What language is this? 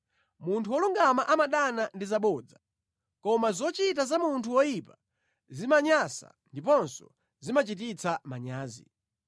Nyanja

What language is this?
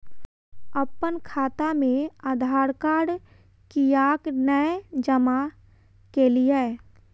Maithili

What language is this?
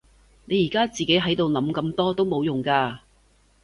Cantonese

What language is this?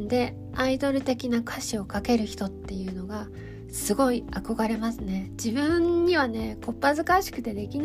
Japanese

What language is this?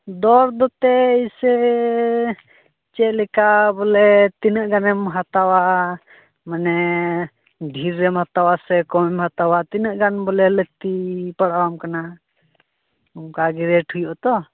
Santali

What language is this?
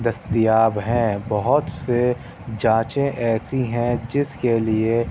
Urdu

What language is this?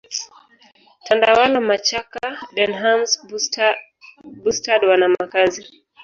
Swahili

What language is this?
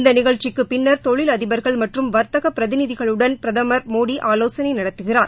Tamil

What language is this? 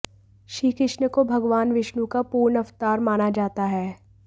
Hindi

